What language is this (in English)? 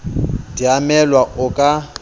Southern Sotho